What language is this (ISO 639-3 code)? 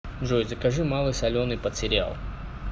rus